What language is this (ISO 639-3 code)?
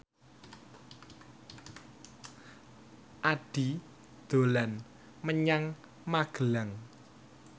jav